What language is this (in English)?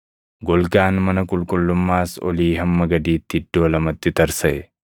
Oromo